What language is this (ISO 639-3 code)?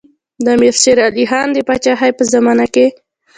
pus